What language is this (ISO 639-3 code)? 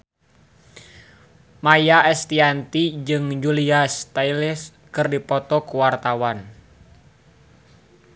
sun